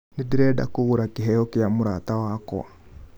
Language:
Kikuyu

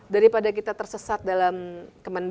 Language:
Indonesian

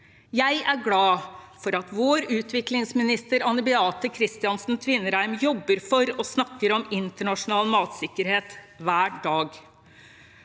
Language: Norwegian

